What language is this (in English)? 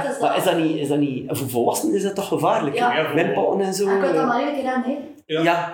Dutch